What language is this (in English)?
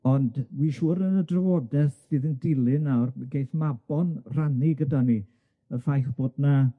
Welsh